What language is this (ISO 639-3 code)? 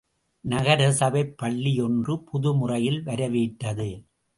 tam